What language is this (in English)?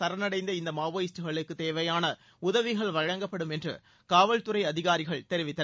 Tamil